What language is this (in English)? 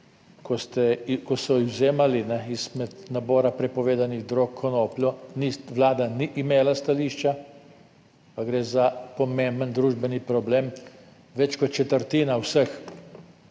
Slovenian